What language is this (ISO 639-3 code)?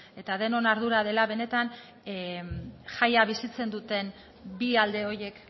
eus